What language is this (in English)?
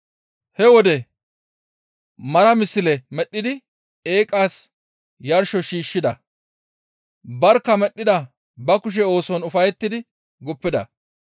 Gamo